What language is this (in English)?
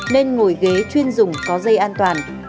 Vietnamese